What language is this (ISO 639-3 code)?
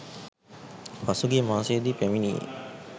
sin